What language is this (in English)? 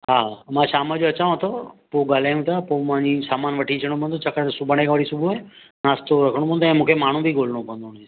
Sindhi